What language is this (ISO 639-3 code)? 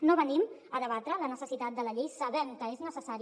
cat